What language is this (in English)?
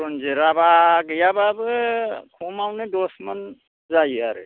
Bodo